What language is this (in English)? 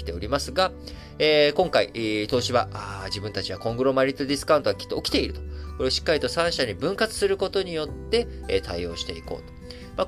Japanese